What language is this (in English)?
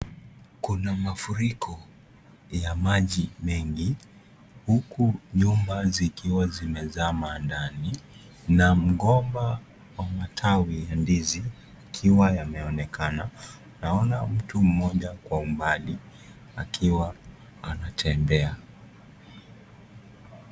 Swahili